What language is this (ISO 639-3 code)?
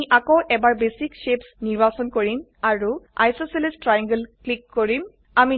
asm